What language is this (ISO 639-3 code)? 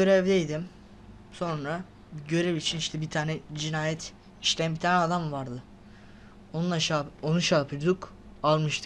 tur